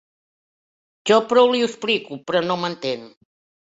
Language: Catalan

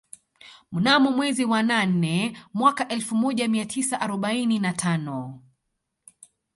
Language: Swahili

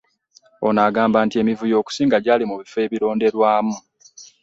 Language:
Ganda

